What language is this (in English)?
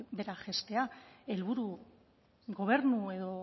Basque